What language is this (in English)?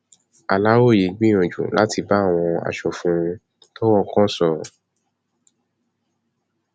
Yoruba